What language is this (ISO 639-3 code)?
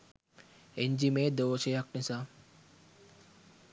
sin